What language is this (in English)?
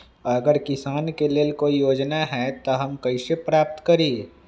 Magahi